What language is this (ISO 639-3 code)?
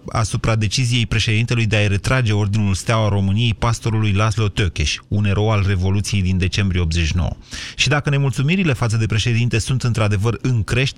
ron